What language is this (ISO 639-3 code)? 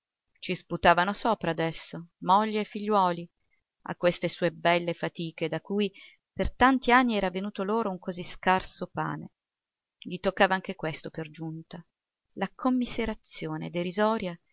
ita